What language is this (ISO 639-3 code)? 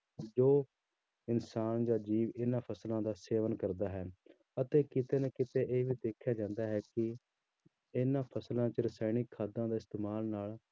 pan